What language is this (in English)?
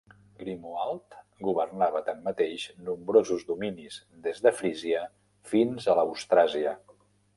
Catalan